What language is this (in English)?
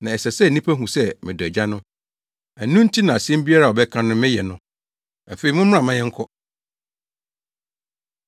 Akan